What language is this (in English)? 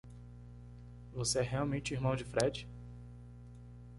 Portuguese